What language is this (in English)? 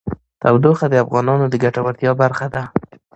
Pashto